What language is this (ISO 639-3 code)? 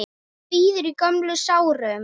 isl